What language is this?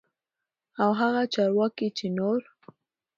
Pashto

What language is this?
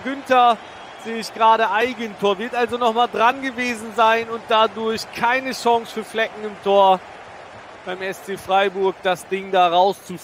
German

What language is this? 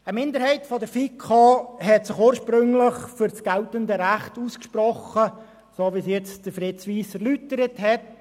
Swiss German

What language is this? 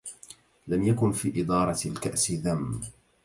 Arabic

